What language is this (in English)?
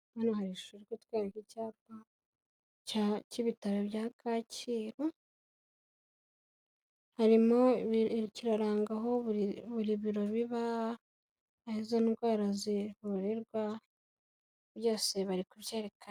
Kinyarwanda